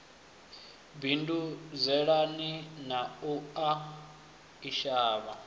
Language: Venda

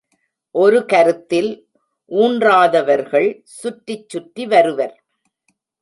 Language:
Tamil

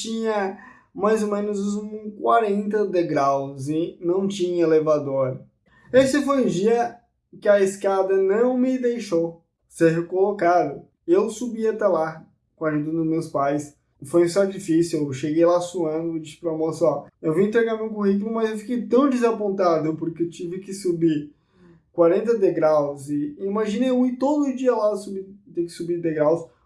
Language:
Portuguese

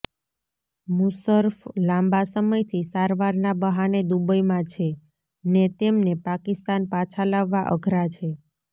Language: Gujarati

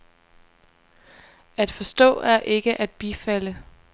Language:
Danish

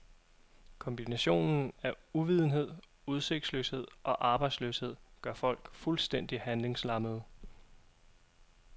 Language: Danish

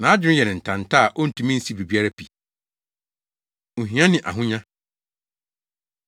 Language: Akan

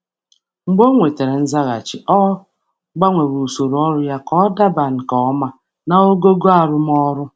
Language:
Igbo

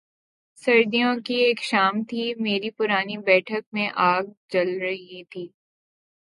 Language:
Urdu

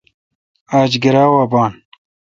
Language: Kalkoti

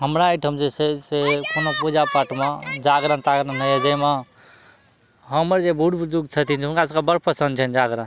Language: Maithili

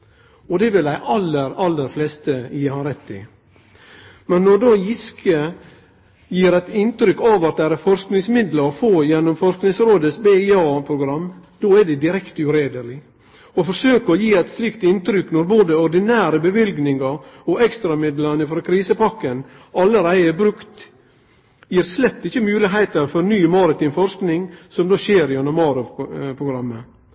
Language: Norwegian Nynorsk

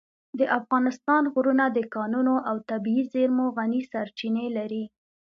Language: Pashto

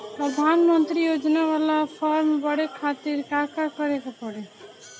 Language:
Bhojpuri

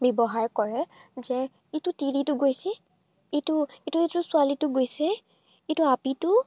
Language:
Assamese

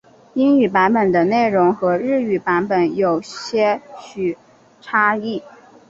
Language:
Chinese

